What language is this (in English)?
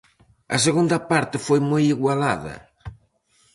Galician